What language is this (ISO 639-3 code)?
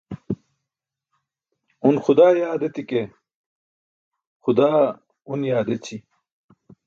bsk